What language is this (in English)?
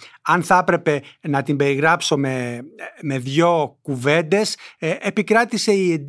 Greek